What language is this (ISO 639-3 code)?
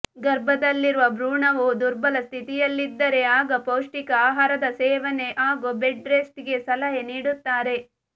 kan